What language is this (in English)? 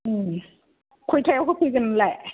Bodo